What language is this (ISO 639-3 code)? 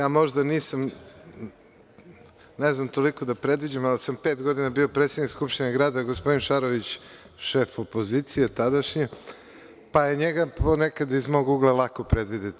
srp